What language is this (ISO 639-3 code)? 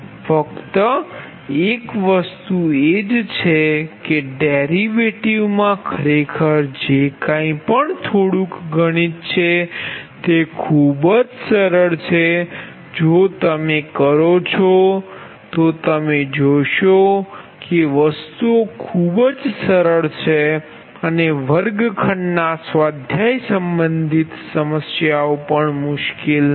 guj